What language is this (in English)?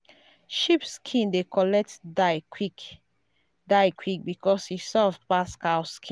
Nigerian Pidgin